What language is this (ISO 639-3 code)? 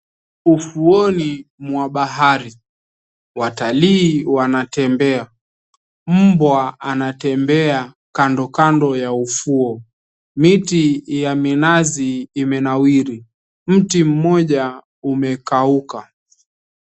swa